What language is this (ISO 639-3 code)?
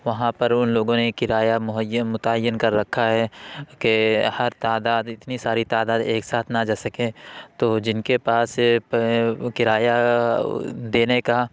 urd